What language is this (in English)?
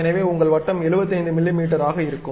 Tamil